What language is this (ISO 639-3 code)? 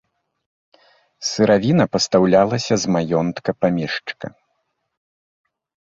bel